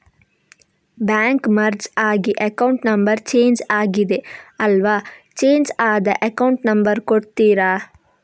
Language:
Kannada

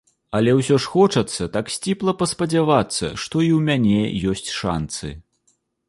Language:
Belarusian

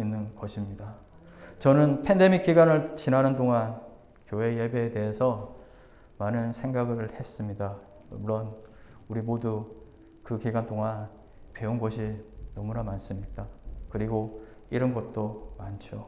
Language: Korean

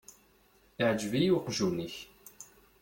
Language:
Kabyle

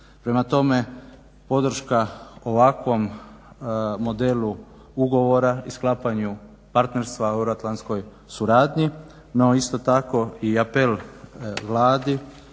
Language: Croatian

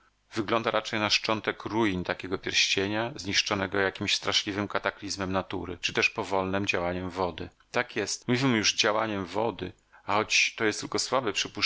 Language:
Polish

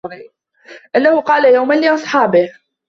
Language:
Arabic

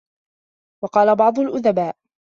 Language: Arabic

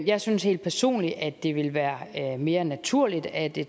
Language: Danish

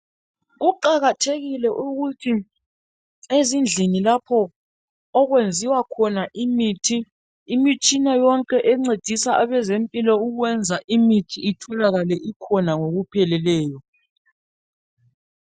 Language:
North Ndebele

